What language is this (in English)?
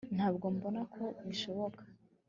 Kinyarwanda